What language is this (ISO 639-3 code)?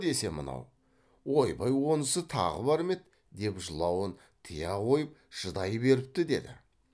kaz